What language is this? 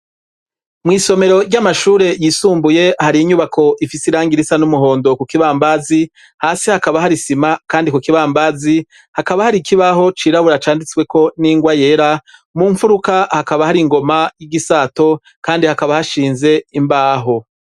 Rundi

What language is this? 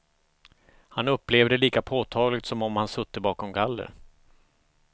Swedish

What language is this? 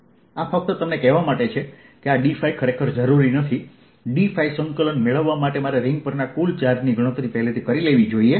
Gujarati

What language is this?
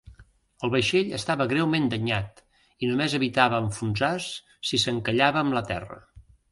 Catalan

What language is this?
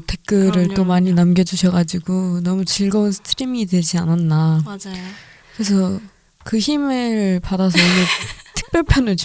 Korean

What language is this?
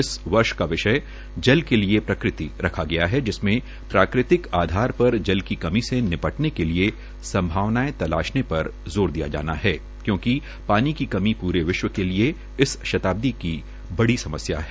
Hindi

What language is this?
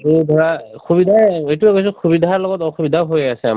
Assamese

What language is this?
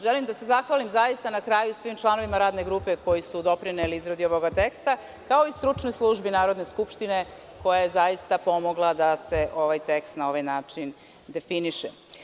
Serbian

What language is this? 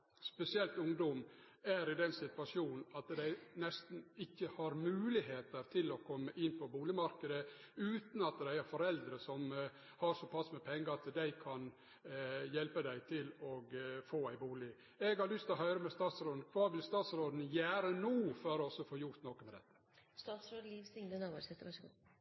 Norwegian Nynorsk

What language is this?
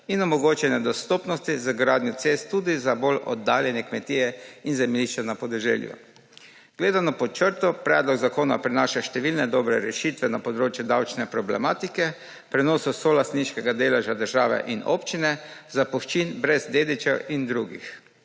Slovenian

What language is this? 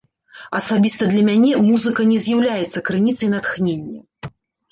Belarusian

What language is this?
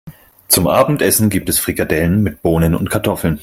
German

